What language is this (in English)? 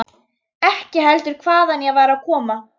Icelandic